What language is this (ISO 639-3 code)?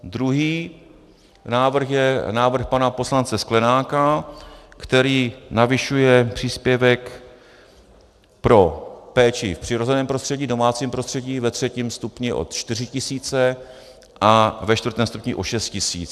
ces